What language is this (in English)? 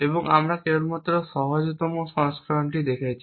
Bangla